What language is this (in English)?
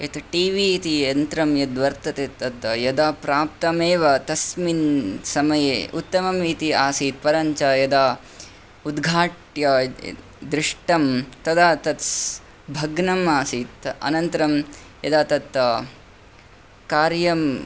Sanskrit